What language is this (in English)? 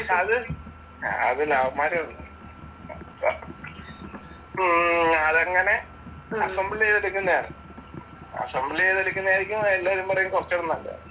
Malayalam